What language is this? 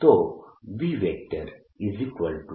Gujarati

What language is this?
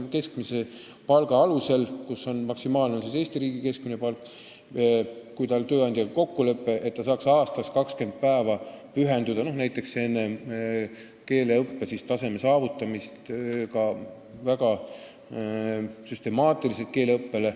Estonian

